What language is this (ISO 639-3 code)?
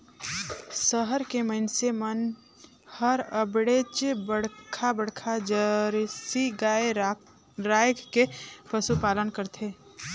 hne